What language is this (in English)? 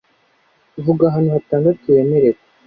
Kinyarwanda